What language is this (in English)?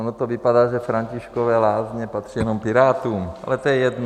Czech